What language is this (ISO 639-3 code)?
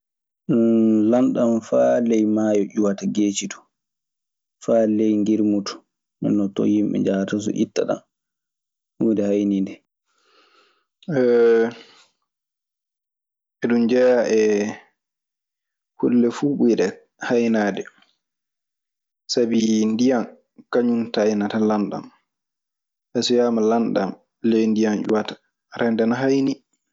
ffm